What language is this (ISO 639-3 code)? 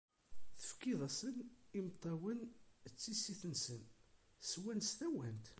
kab